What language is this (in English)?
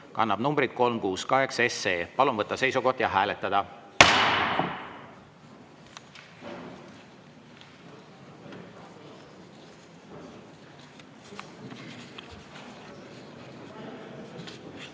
Estonian